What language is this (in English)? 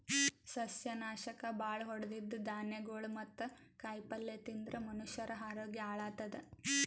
Kannada